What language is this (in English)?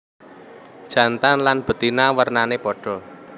Javanese